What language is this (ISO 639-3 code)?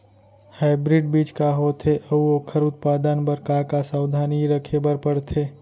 hne